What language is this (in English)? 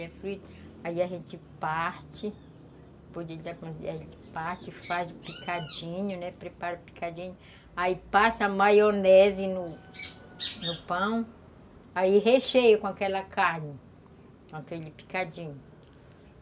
Portuguese